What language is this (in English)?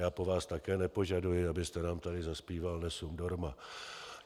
Czech